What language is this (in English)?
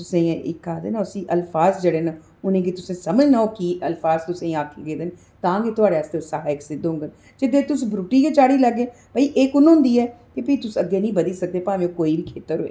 Dogri